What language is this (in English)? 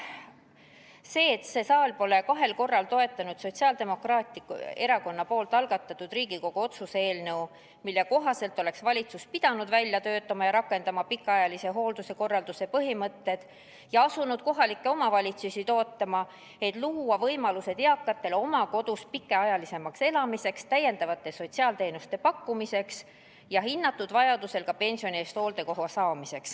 Estonian